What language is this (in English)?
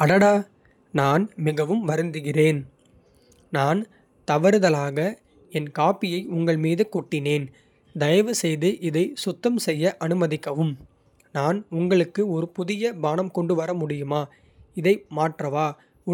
Kota (India)